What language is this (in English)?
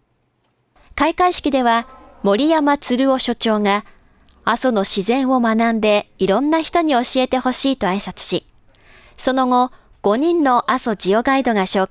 Japanese